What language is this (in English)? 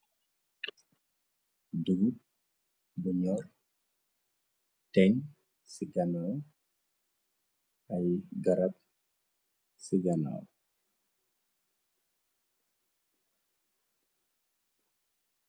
Wolof